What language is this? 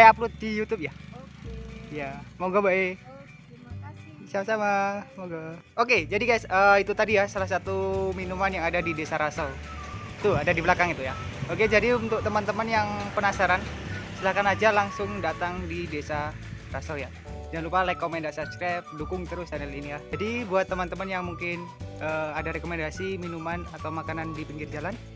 Indonesian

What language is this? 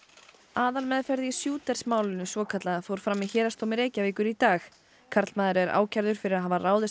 Icelandic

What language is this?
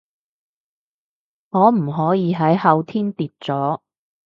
Cantonese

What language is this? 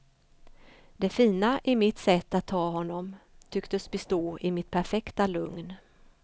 Swedish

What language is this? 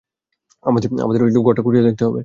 Bangla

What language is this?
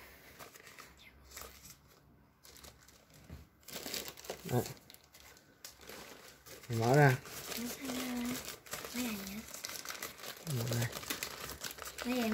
Vietnamese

